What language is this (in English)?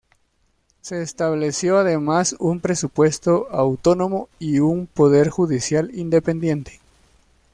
Spanish